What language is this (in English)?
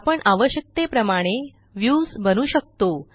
Marathi